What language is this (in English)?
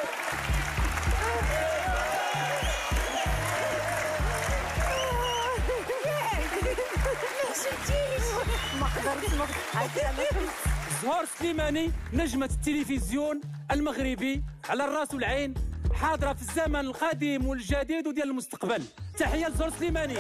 Arabic